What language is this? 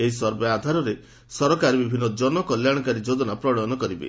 Odia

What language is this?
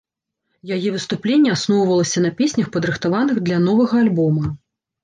Belarusian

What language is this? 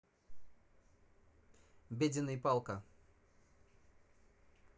Russian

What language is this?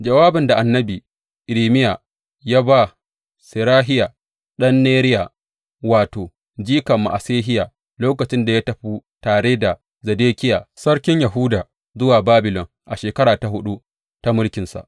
Hausa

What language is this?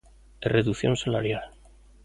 Galician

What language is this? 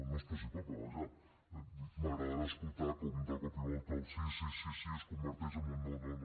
Catalan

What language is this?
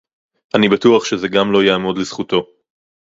Hebrew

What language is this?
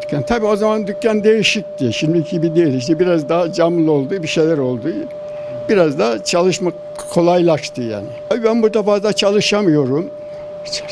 Turkish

